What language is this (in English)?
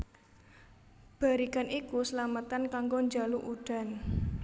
Javanese